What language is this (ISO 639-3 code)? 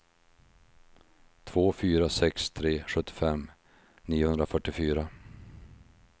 swe